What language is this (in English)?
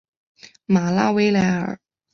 Chinese